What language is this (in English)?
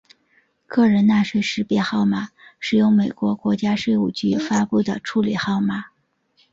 Chinese